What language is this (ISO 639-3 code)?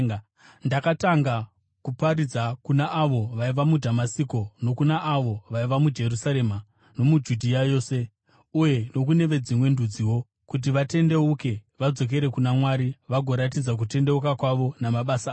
sna